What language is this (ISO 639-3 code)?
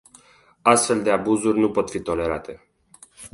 ron